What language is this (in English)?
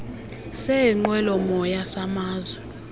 Xhosa